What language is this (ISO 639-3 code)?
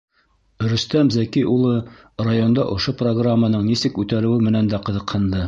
bak